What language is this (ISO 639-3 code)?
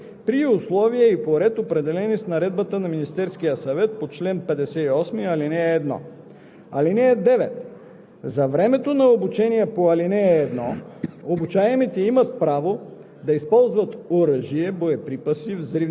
bul